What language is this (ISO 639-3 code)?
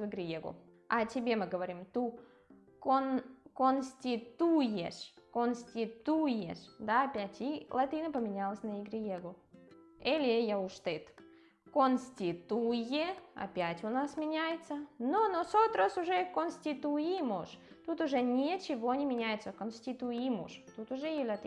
rus